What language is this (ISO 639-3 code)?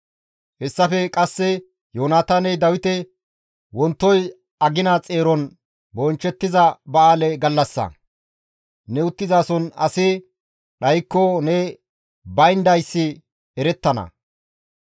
gmv